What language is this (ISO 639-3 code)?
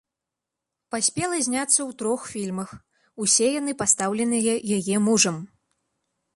bel